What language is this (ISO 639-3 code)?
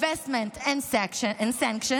heb